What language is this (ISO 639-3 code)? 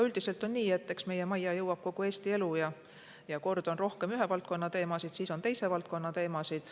est